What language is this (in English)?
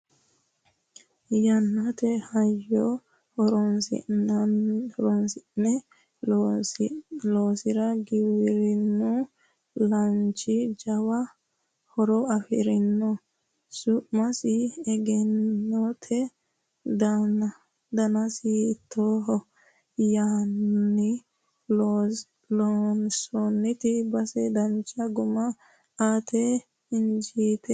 Sidamo